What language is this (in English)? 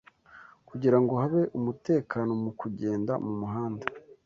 Kinyarwanda